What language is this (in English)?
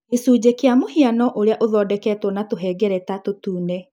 Kikuyu